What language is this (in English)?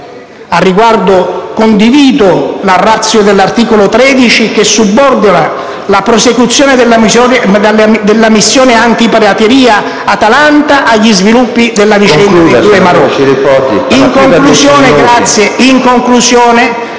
Italian